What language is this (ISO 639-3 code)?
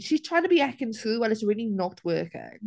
eng